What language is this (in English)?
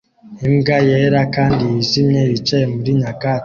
Kinyarwanda